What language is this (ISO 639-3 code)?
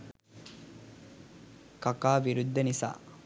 sin